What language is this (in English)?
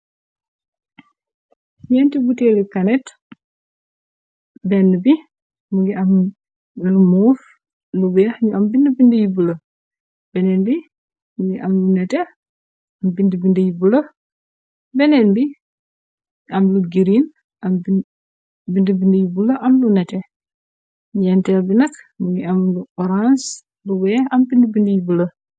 Wolof